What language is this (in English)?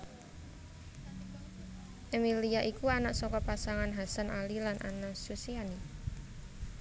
Javanese